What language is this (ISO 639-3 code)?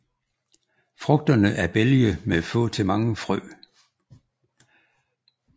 dan